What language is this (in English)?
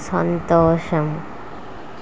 Telugu